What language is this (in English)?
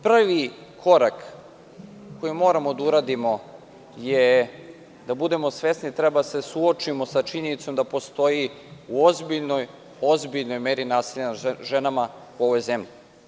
Serbian